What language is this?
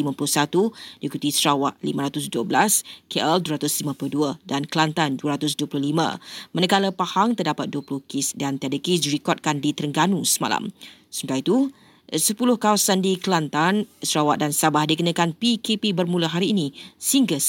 Malay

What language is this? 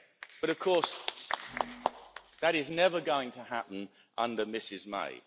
English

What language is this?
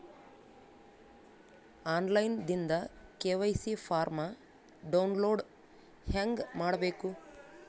Kannada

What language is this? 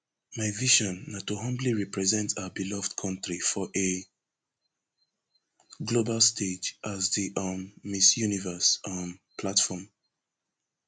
Nigerian Pidgin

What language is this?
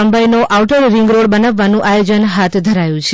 Gujarati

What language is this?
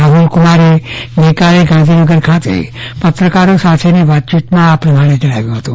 Gujarati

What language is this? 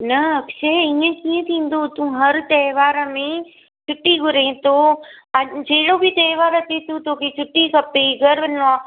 Sindhi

